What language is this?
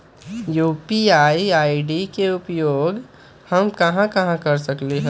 Magahi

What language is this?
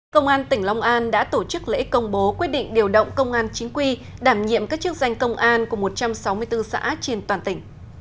Vietnamese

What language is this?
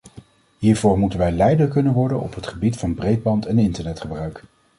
Dutch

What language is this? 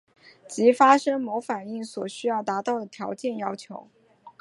Chinese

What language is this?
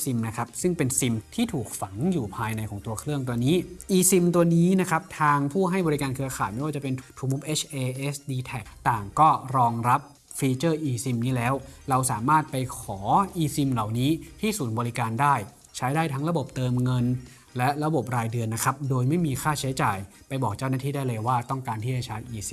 Thai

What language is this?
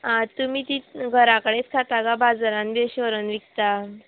Konkani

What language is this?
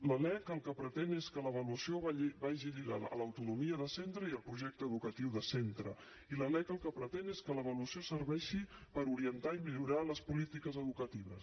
Catalan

